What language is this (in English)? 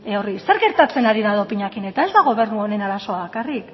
Basque